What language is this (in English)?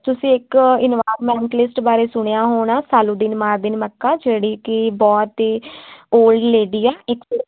Punjabi